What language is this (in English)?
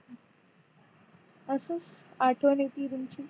Marathi